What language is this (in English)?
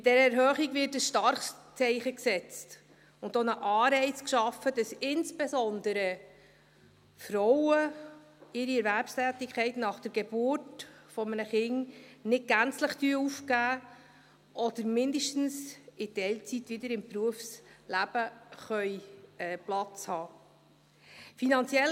Swiss German